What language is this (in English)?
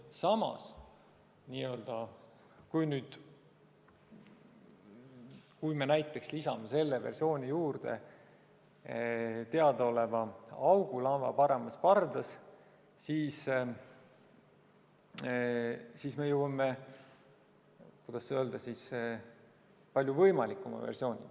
Estonian